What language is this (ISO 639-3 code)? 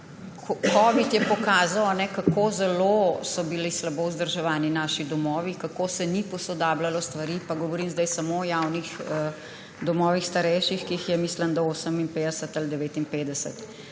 slv